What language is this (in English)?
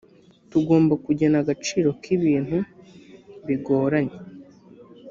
Kinyarwanda